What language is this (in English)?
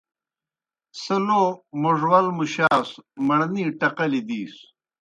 Kohistani Shina